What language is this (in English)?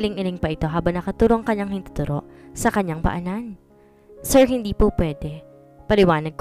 Filipino